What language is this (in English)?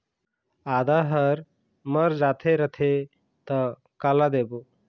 Chhattisgarhi